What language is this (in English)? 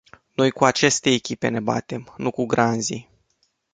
Romanian